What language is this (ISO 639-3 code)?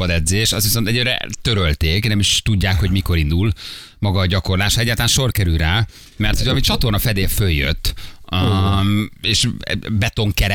hun